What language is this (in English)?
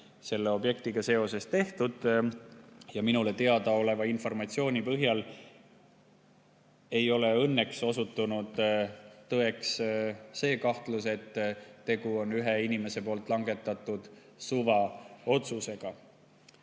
Estonian